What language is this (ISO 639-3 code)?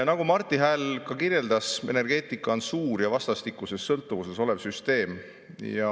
est